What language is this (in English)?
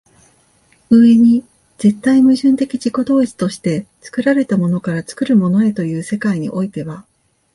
Japanese